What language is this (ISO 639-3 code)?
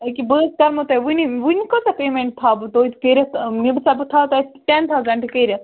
kas